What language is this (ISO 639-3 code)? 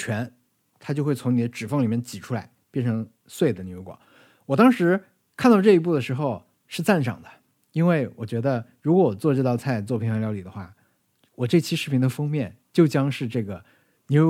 zho